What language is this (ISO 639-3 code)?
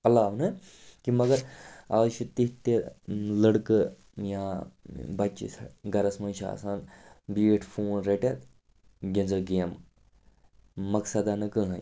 kas